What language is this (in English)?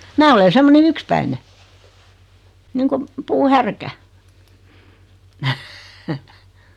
Finnish